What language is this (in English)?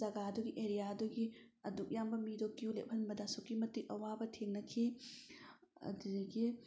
Manipuri